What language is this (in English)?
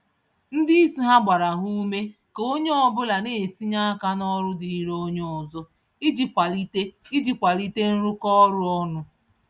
Igbo